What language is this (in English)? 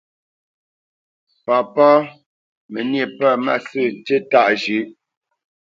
Bamenyam